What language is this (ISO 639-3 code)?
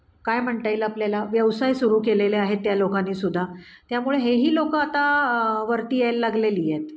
mar